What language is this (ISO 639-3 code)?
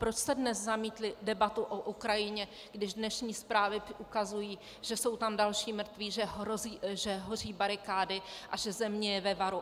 ces